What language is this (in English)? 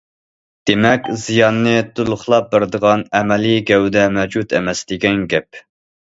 Uyghur